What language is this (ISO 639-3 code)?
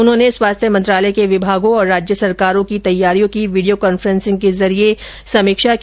hin